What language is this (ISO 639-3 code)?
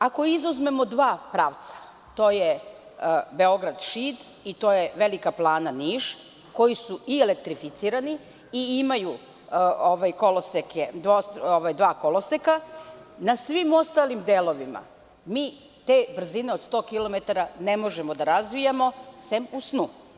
srp